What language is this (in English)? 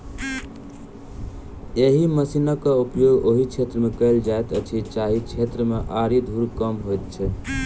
Maithili